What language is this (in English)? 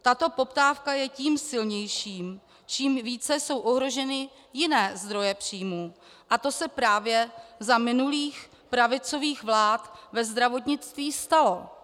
Czech